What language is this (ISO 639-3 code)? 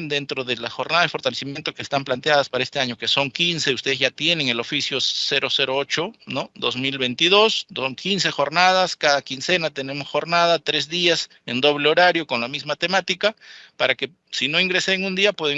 spa